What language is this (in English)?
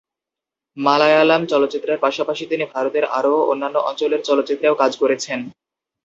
Bangla